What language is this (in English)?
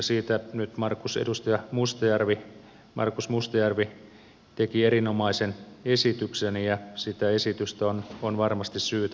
Finnish